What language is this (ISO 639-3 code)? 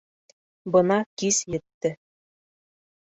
bak